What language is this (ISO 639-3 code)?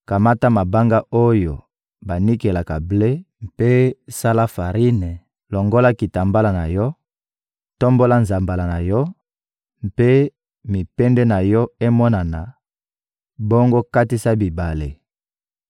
lin